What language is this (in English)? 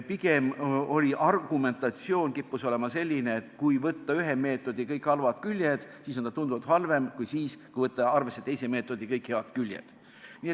Estonian